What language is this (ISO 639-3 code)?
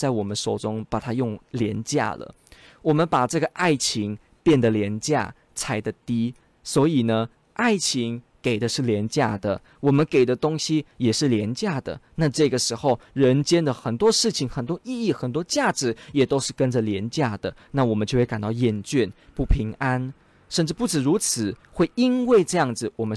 zho